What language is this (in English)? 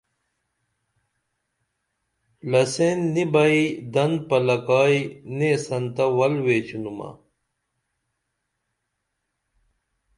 Dameli